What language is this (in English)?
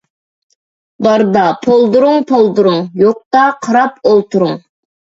Uyghur